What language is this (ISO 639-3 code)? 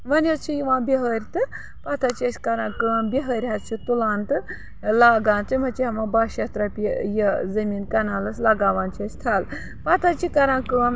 kas